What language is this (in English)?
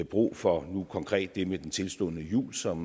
Danish